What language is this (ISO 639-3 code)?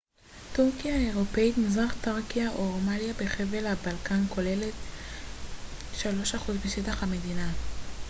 heb